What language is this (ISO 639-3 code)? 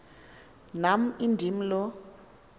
xho